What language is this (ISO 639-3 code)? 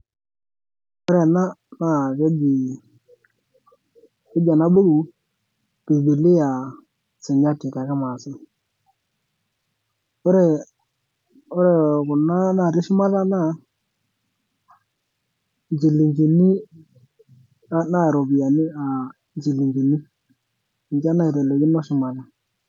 mas